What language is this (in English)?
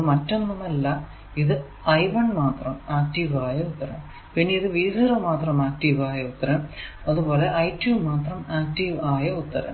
Malayalam